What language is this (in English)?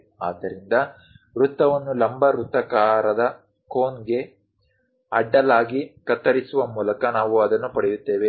Kannada